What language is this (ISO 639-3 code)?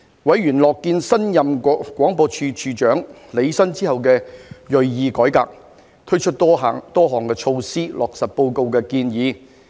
yue